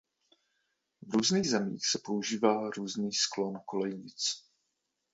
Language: Czech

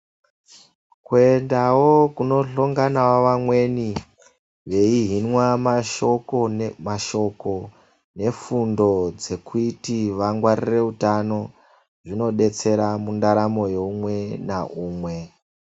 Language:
Ndau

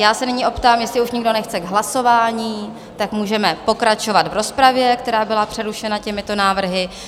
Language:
Czech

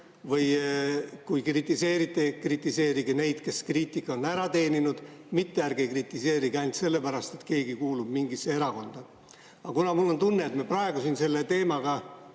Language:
Estonian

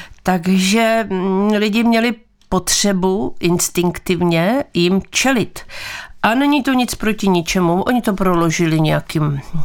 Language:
Czech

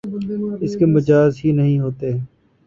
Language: Urdu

